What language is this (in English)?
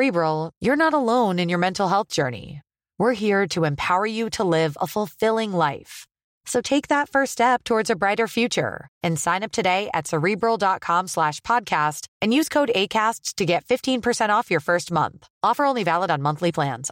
Swedish